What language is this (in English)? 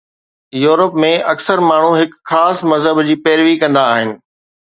Sindhi